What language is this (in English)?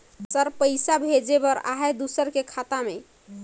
Chhattisgarhi